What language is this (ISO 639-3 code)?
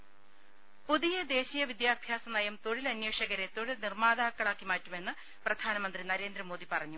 mal